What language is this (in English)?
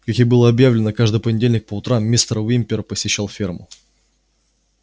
Russian